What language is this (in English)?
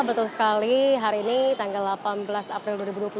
Indonesian